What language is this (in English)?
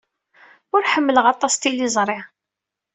Kabyle